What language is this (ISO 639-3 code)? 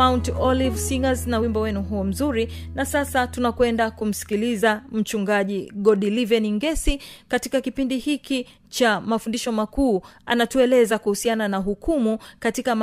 swa